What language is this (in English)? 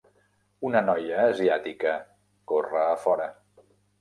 Catalan